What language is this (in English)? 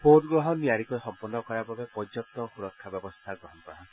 Assamese